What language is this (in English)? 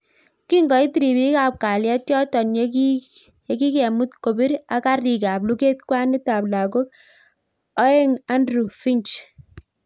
Kalenjin